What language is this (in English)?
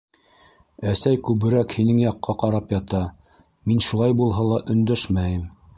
Bashkir